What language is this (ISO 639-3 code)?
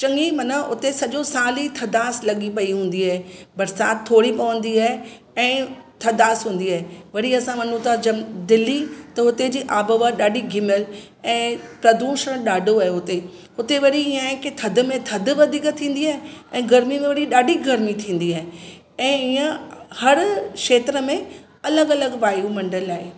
snd